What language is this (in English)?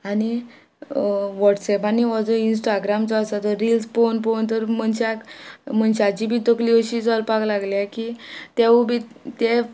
Konkani